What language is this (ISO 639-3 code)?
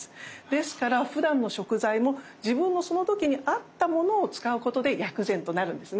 jpn